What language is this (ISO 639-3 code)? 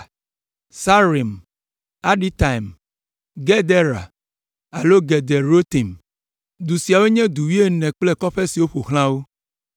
ewe